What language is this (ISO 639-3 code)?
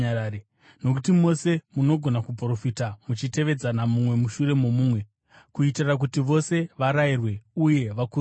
sna